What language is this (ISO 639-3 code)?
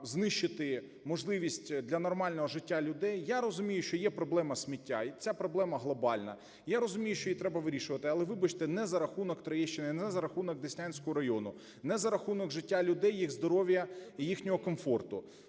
ukr